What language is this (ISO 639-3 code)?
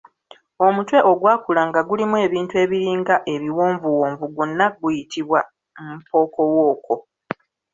lug